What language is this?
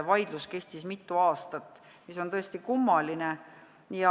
Estonian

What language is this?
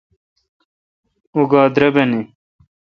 Kalkoti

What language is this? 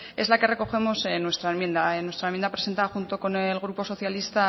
Spanish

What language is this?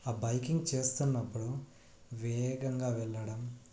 Telugu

